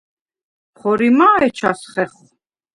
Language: Svan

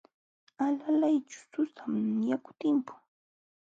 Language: Jauja Wanca Quechua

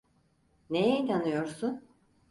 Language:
Turkish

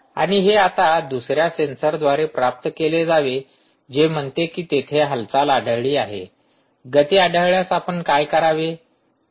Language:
Marathi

